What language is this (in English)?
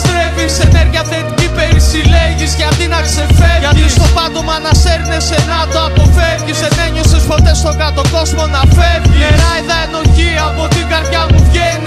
Greek